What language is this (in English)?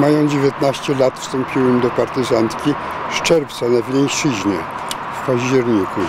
Polish